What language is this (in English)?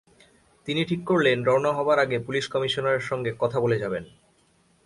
Bangla